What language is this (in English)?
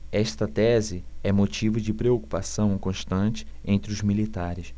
Portuguese